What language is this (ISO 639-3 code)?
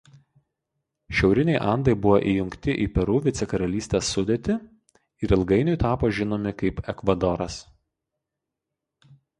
lit